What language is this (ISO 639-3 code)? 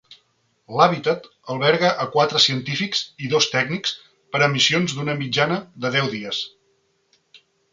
cat